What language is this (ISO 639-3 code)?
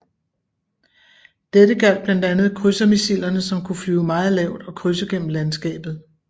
dan